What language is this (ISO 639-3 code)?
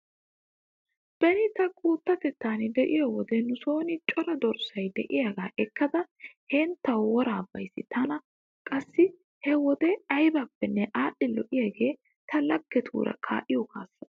wal